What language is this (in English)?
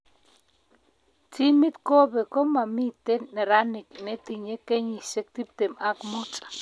Kalenjin